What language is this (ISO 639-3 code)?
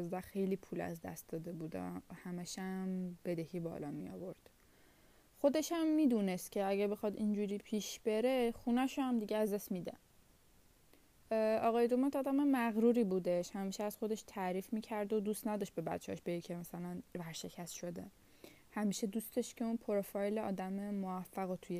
fas